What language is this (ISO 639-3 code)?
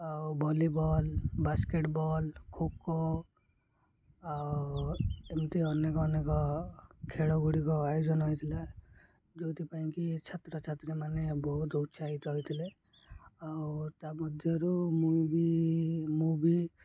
ori